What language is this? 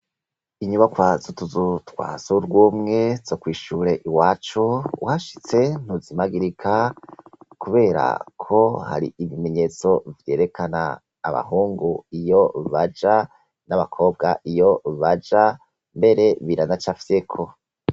Rundi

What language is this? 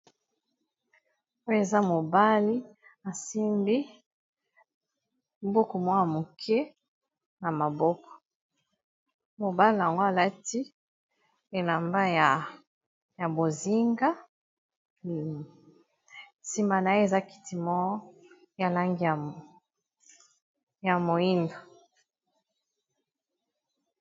Lingala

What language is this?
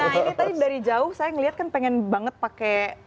Indonesian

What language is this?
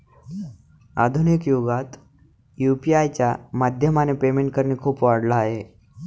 Marathi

